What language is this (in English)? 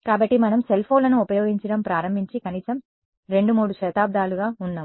Telugu